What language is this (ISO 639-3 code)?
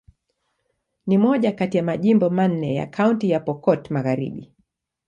swa